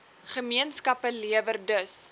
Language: Afrikaans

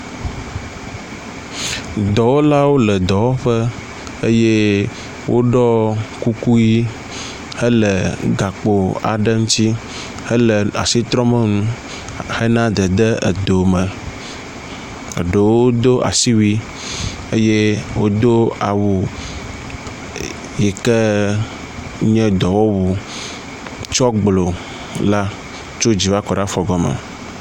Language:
Ewe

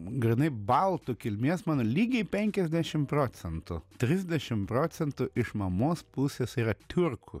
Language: Lithuanian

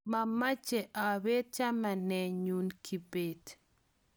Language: Kalenjin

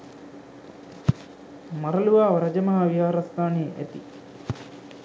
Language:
Sinhala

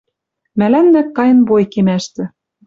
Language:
Western Mari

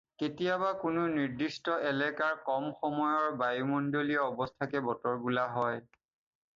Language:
Assamese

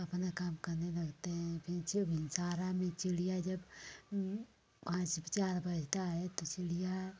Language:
Hindi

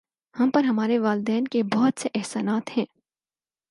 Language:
Urdu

